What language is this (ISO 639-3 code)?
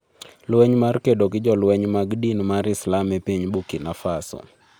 luo